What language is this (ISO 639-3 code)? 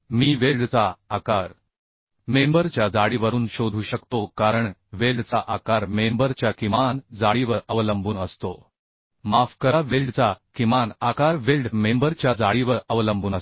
mar